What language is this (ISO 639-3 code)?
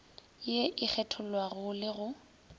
nso